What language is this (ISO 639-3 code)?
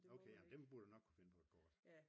dan